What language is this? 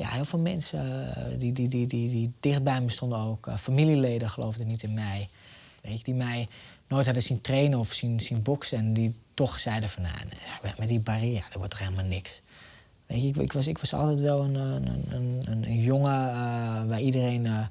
Dutch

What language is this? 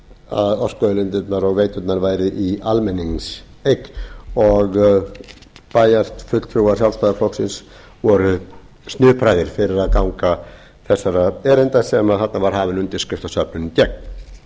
Icelandic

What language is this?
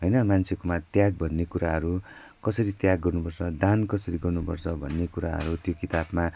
Nepali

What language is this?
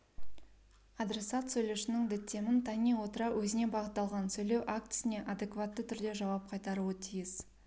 Kazakh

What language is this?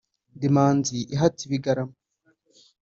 Kinyarwanda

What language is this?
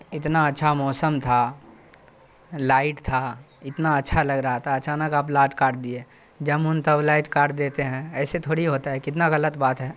Urdu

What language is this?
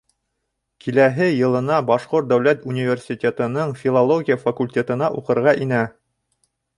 Bashkir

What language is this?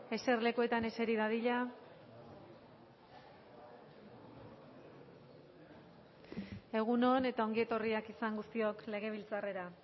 Basque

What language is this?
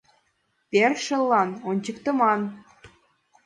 Mari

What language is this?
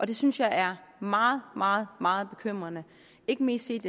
Danish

